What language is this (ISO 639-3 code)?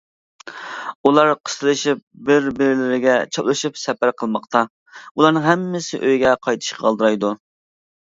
uig